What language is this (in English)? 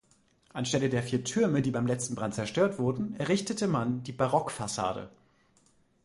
German